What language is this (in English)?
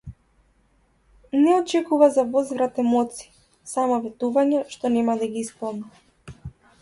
Macedonian